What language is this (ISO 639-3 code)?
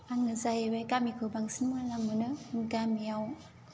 brx